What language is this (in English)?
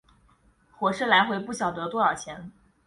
Chinese